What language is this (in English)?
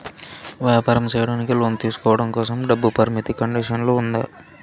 Telugu